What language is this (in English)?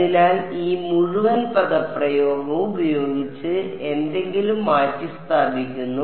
Malayalam